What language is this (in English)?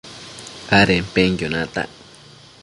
Matsés